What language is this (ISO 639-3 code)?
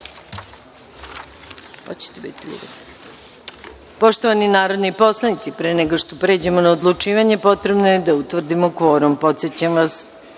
srp